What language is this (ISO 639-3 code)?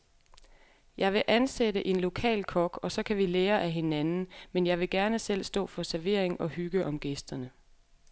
dan